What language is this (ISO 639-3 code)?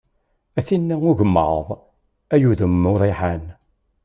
kab